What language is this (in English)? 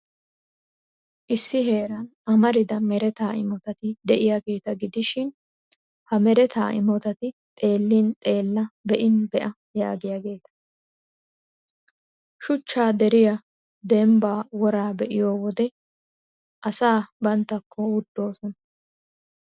Wolaytta